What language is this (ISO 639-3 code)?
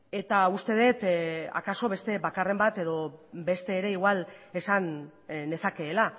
eus